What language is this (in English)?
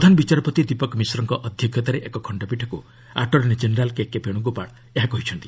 Odia